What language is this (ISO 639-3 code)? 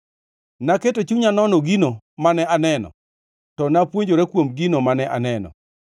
luo